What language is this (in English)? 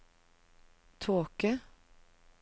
Norwegian